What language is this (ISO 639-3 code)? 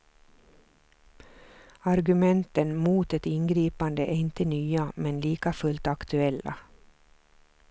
swe